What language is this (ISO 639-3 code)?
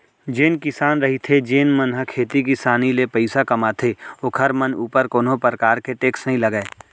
hne